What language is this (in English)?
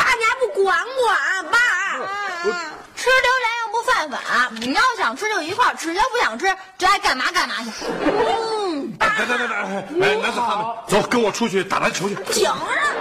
Chinese